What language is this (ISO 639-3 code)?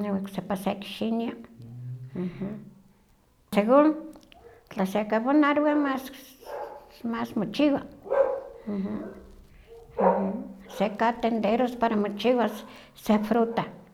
nhq